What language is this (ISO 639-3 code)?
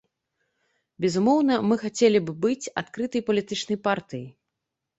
bel